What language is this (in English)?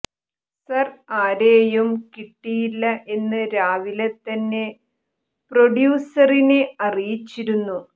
Malayalam